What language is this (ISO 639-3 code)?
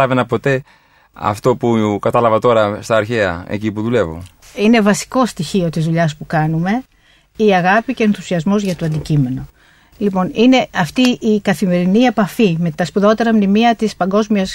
ell